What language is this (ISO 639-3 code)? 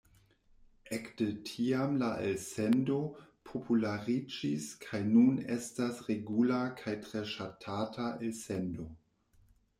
epo